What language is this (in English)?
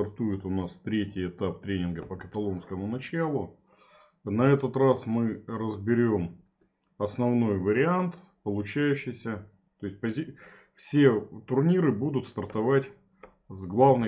Russian